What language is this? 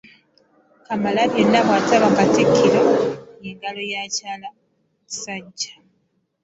Ganda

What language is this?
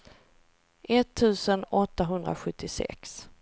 Swedish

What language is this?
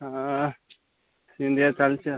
Odia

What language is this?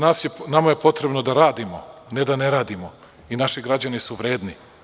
Serbian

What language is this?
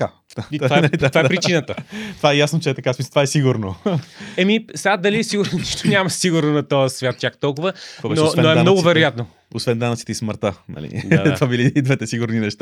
Bulgarian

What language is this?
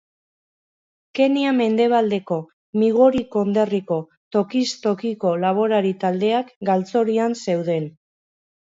Basque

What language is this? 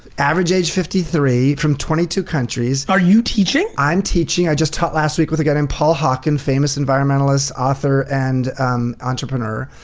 English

